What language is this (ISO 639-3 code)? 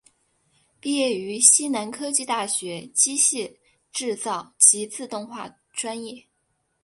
zho